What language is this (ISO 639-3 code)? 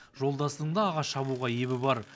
kaz